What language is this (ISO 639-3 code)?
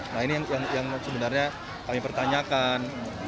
ind